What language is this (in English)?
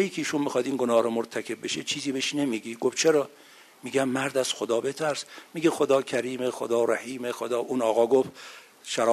Persian